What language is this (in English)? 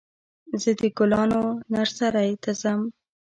Pashto